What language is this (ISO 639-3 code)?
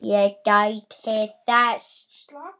isl